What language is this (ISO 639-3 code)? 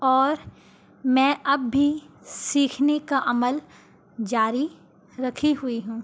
urd